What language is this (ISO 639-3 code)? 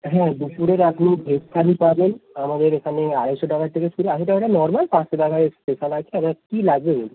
ben